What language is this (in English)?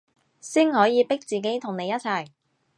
Cantonese